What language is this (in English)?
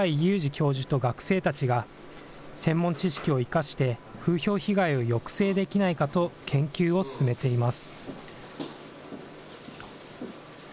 Japanese